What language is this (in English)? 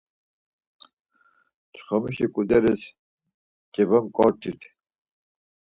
Laz